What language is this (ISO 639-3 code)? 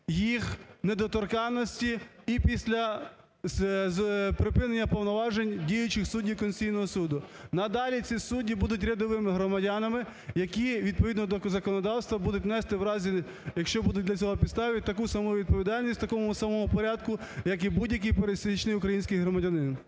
ukr